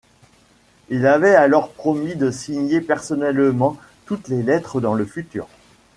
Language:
French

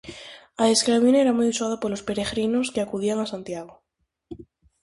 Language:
Galician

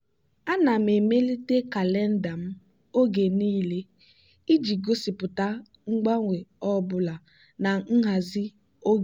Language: Igbo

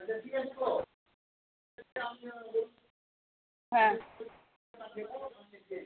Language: Bangla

